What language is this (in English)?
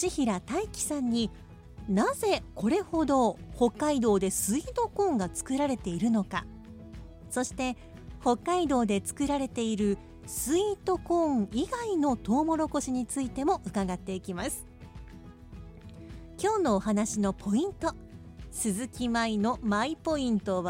Japanese